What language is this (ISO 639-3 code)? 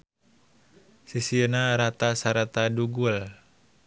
sun